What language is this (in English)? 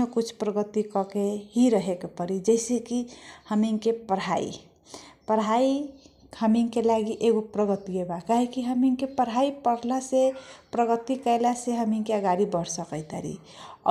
Kochila Tharu